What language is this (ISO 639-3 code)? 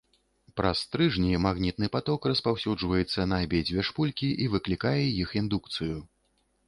bel